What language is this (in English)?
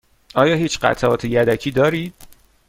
Persian